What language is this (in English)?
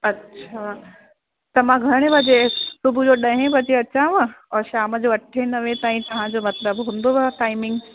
Sindhi